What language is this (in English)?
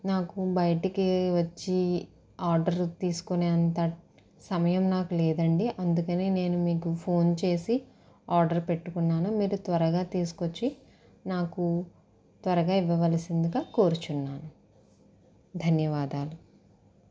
Telugu